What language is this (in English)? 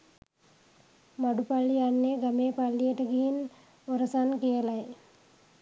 Sinhala